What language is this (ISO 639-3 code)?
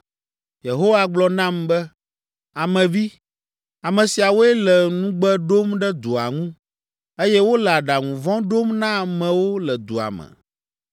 ewe